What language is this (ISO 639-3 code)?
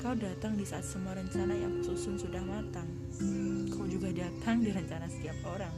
ind